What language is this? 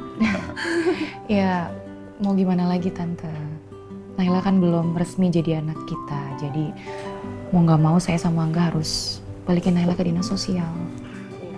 Indonesian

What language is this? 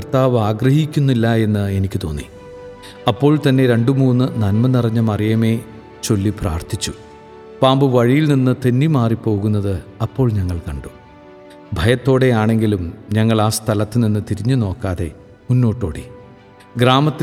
Malayalam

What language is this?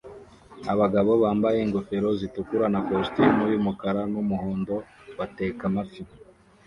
Kinyarwanda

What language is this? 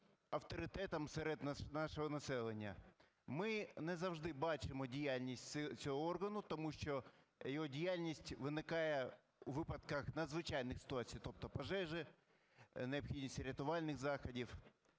Ukrainian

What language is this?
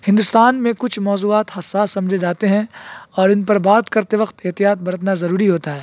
Urdu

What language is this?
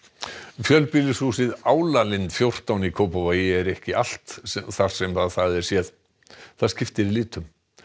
Icelandic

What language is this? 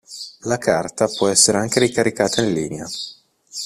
Italian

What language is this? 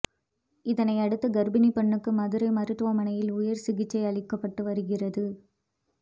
Tamil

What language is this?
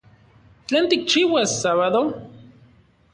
Central Puebla Nahuatl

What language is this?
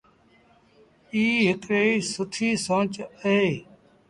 Sindhi Bhil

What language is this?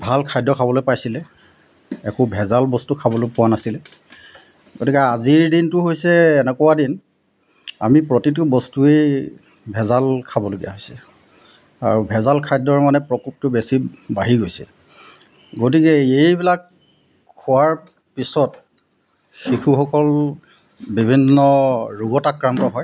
Assamese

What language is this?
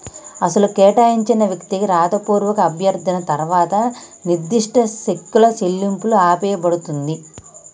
Telugu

